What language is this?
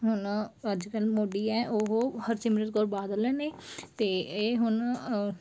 Punjabi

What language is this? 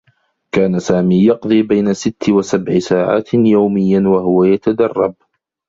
Arabic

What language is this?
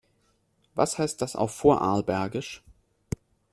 German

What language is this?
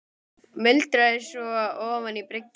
Icelandic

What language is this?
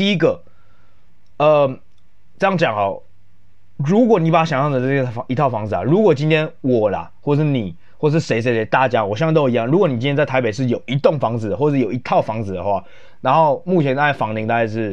Chinese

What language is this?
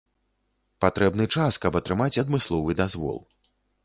Belarusian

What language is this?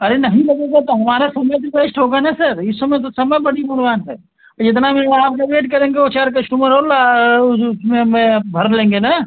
Hindi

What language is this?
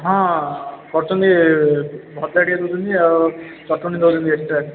Odia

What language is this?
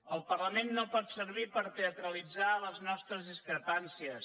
Catalan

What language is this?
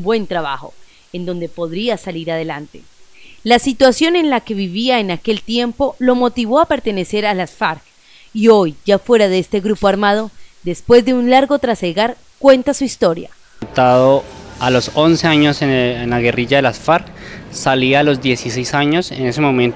Spanish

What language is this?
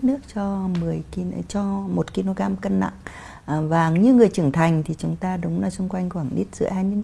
Vietnamese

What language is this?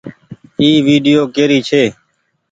Goaria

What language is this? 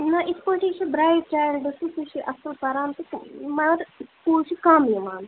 Kashmiri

